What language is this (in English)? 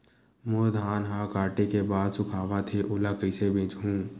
Chhattisgarhi